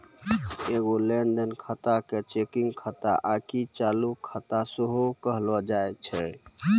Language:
Maithili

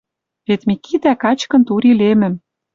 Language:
Western Mari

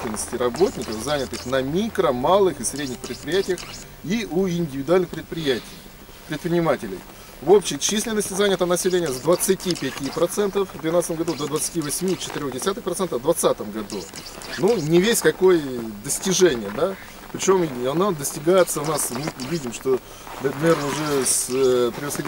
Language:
Russian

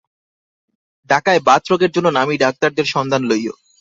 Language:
Bangla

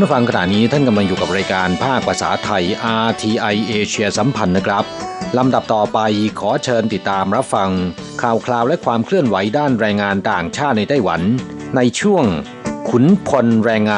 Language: Thai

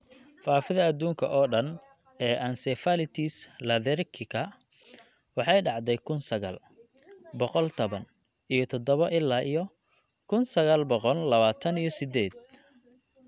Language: Somali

